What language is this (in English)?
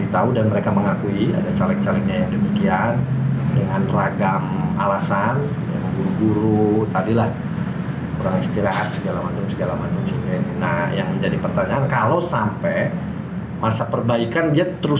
Indonesian